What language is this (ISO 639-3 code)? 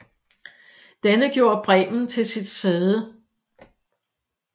dan